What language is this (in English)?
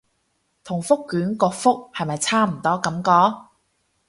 Cantonese